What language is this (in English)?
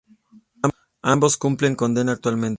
Spanish